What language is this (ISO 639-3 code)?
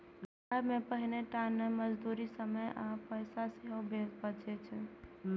mai